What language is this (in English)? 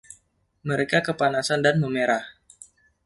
Indonesian